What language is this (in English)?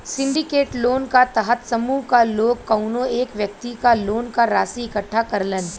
Bhojpuri